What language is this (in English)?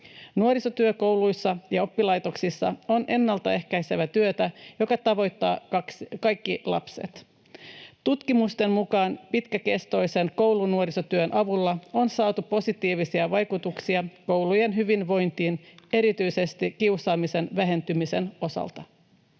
Finnish